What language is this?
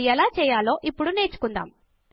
Telugu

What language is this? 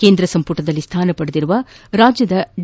Kannada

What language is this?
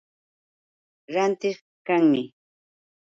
Yauyos Quechua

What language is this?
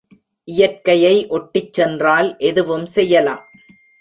Tamil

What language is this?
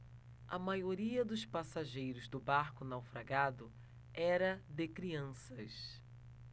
Portuguese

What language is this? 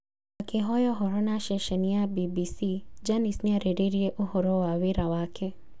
Kikuyu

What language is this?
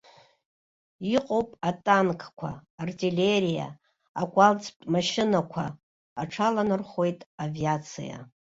Abkhazian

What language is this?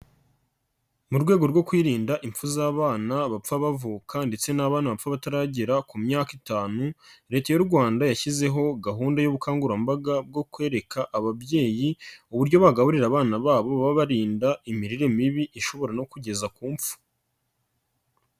Kinyarwanda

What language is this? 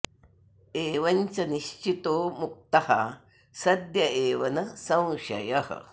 Sanskrit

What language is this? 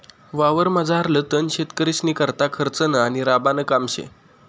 Marathi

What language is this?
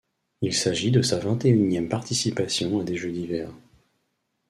French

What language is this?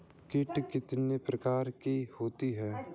Hindi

